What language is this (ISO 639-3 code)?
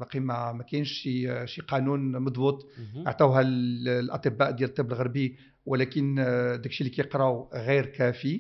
ara